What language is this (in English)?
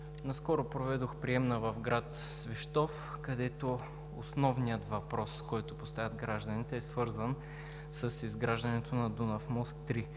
Bulgarian